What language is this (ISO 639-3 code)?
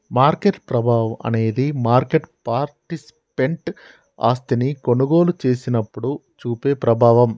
tel